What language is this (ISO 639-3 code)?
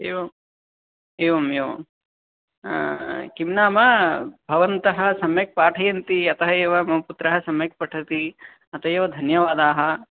san